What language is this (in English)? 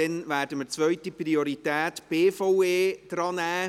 Swiss German